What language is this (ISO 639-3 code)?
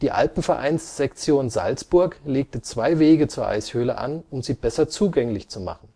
deu